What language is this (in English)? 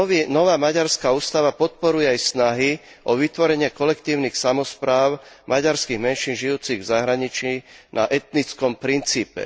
Slovak